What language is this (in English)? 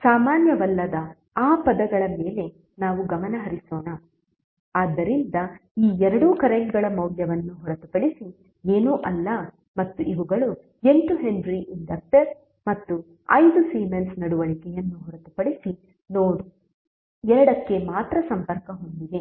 Kannada